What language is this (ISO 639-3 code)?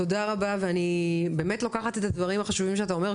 heb